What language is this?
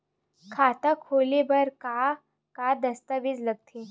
Chhattisgarhi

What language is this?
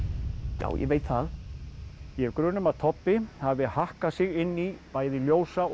Icelandic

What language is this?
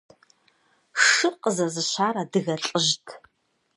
Kabardian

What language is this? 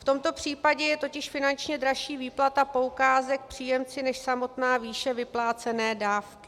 Czech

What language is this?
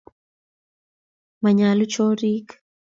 Kalenjin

